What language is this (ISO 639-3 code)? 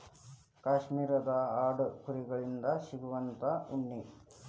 kan